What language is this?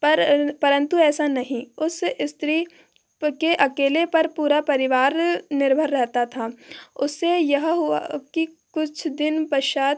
Hindi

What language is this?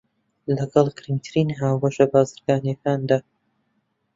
Central Kurdish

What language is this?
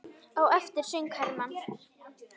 Icelandic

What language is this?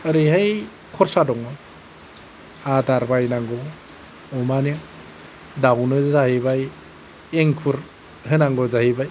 Bodo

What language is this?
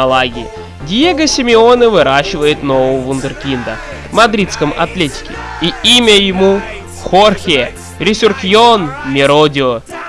Russian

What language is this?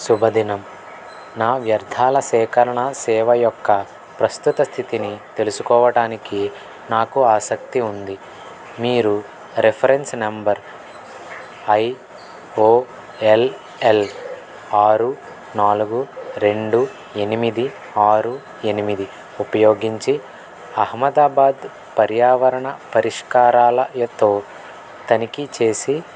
Telugu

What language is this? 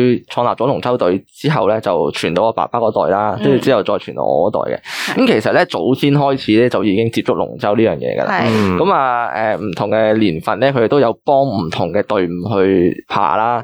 Chinese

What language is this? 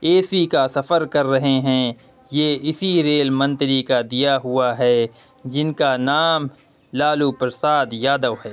Urdu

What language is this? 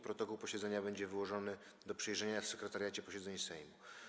Polish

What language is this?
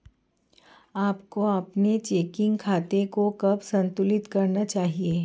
Hindi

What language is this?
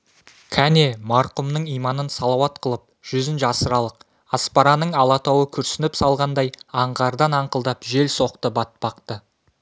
Kazakh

